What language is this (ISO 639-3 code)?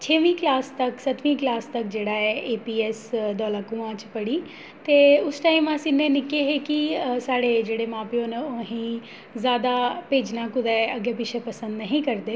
doi